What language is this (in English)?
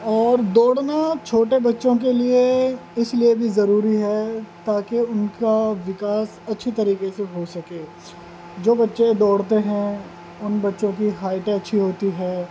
Urdu